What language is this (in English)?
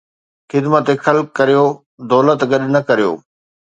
Sindhi